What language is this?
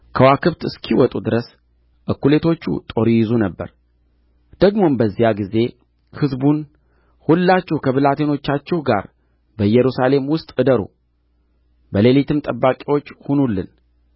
Amharic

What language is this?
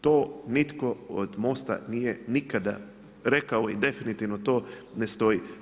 Croatian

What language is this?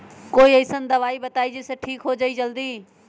Magahi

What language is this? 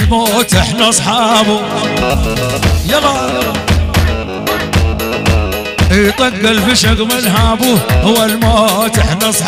Arabic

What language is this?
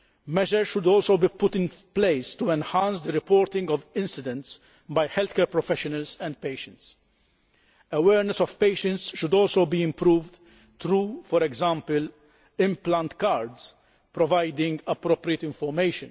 English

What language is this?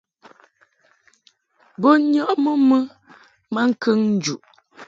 Mungaka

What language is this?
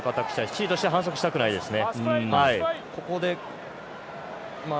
Japanese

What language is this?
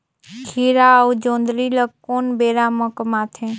Chhattisgarhi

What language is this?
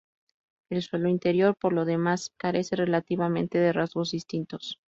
Spanish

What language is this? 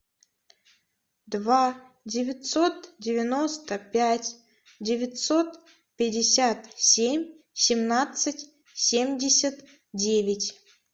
Russian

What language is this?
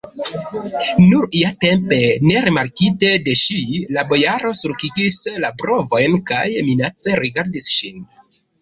Esperanto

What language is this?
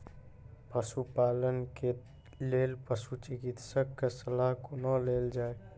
Maithili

